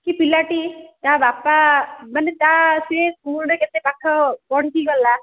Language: Odia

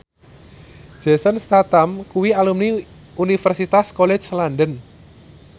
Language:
Javanese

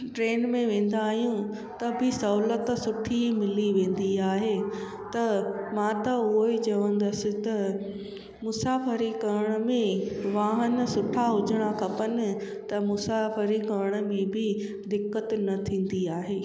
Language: Sindhi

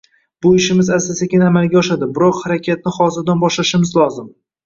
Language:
Uzbek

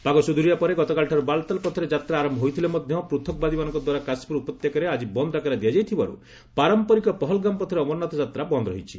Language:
Odia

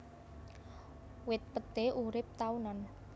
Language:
Javanese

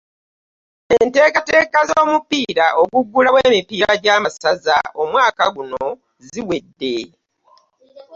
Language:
Ganda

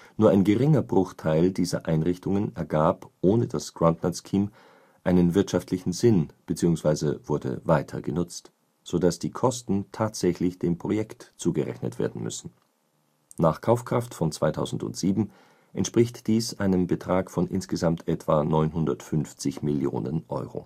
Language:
German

